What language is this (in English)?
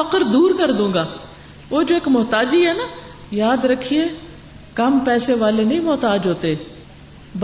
Urdu